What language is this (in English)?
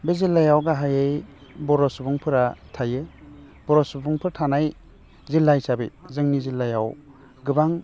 Bodo